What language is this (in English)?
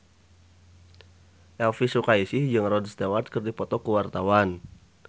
Sundanese